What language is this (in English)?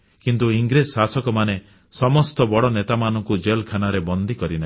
Odia